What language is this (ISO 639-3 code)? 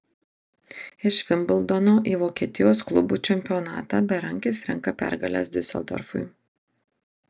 lit